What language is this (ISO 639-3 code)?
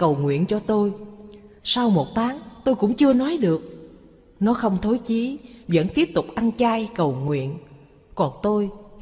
vie